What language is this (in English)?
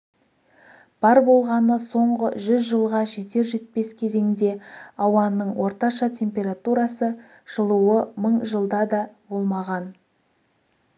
Kazakh